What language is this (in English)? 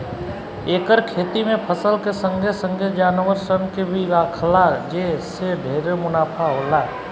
Bhojpuri